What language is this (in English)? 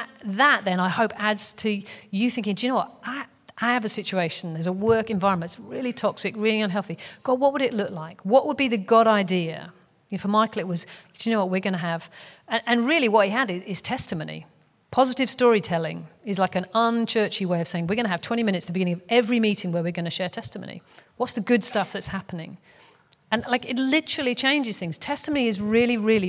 English